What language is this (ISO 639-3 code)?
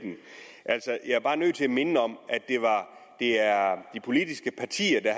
dan